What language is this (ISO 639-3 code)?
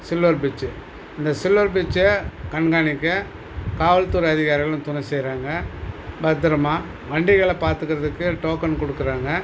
tam